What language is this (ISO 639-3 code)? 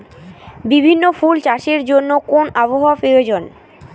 ben